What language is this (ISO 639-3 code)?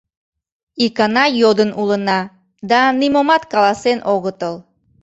chm